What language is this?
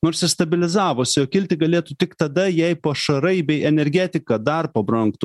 Lithuanian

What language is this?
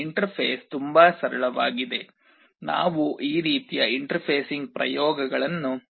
Kannada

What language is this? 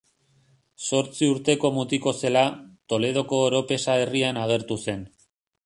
Basque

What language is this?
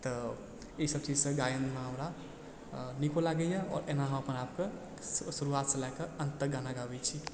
Maithili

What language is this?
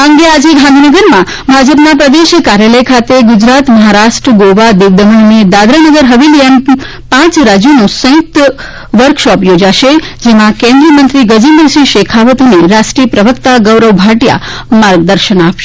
Gujarati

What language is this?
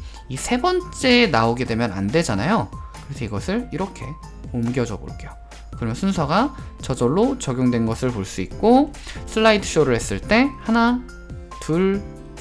Korean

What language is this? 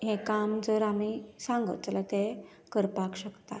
Konkani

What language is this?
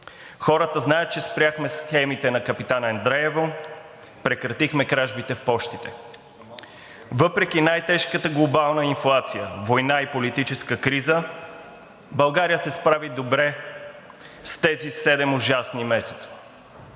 Bulgarian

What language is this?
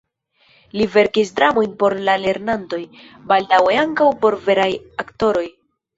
Esperanto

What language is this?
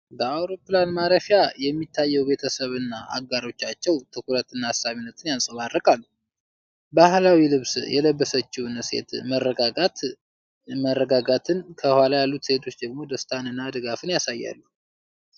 Amharic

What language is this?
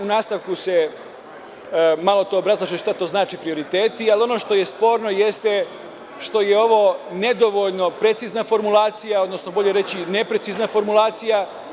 Serbian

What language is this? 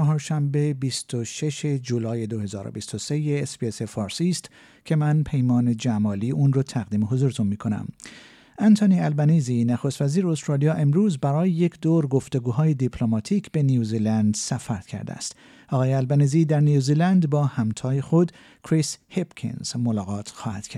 Persian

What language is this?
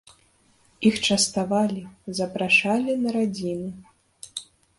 Belarusian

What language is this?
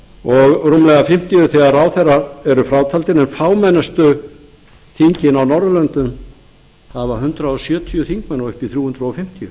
Icelandic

